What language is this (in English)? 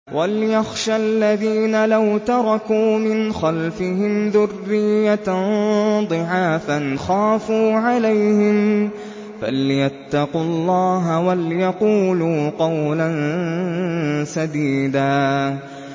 Arabic